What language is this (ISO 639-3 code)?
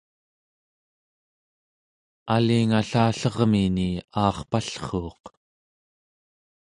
esu